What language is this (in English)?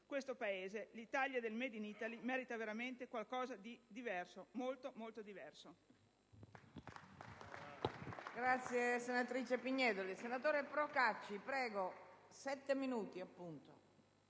Italian